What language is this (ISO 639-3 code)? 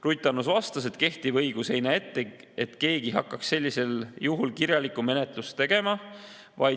est